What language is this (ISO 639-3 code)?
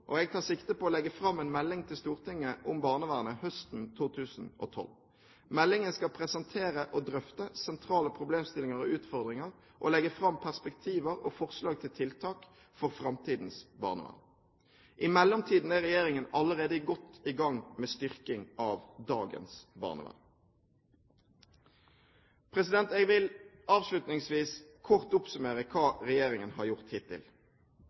nob